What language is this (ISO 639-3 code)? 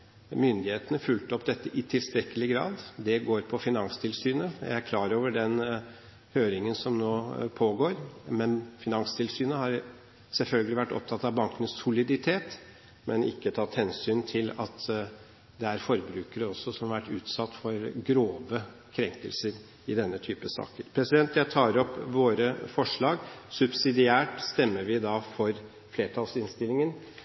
nob